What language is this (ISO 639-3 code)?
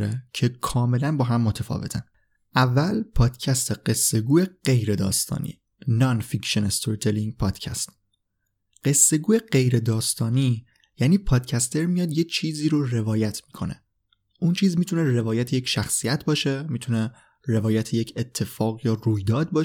fas